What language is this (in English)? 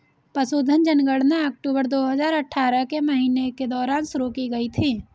Hindi